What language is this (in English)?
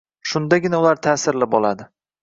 Uzbek